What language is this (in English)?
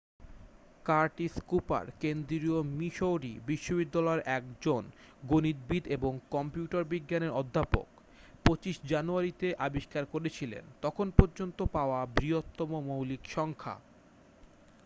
Bangla